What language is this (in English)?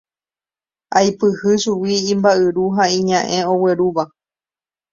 Guarani